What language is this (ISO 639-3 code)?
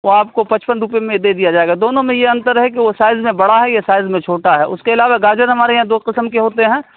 urd